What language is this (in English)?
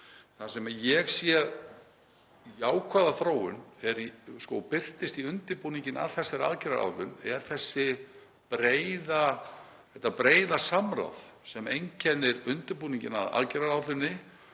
Icelandic